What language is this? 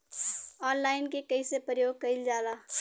Bhojpuri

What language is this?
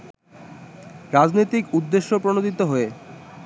Bangla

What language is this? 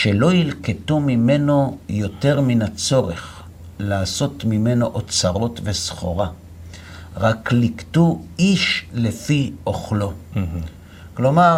Hebrew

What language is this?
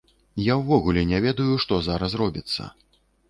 Belarusian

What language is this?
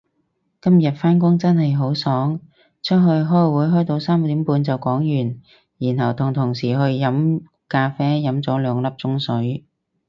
Cantonese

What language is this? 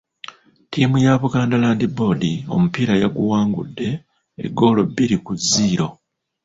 Ganda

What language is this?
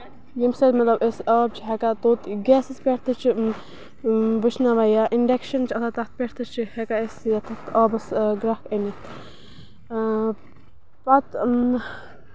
Kashmiri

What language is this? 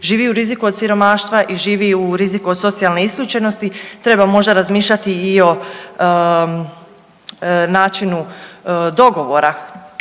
Croatian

